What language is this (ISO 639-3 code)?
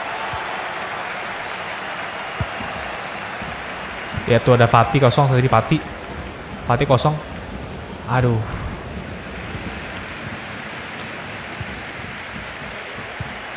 ind